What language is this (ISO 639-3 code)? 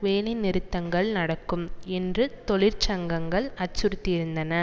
tam